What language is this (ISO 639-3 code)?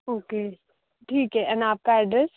hin